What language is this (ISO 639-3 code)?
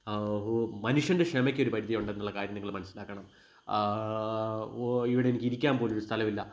mal